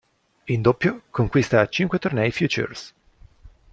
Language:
Italian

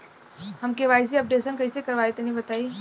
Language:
Bhojpuri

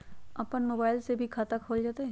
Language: Magahi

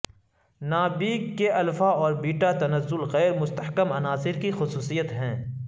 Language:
Urdu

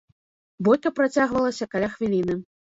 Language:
Belarusian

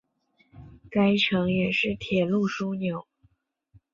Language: Chinese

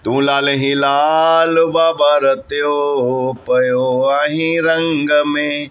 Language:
Sindhi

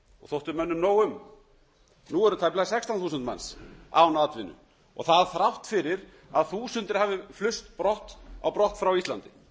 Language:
Icelandic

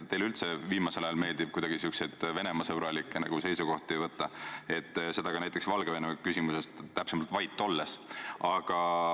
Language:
Estonian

